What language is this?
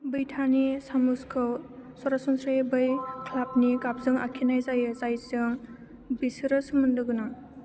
Bodo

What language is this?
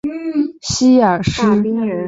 Chinese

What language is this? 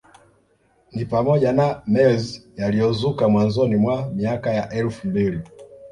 Swahili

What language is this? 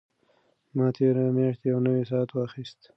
Pashto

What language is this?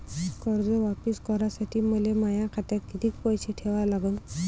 Marathi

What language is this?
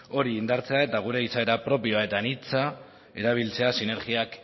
Basque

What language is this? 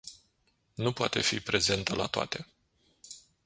Romanian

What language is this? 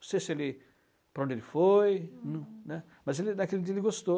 Portuguese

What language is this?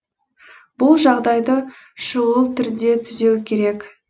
Kazakh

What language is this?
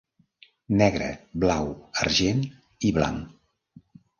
Catalan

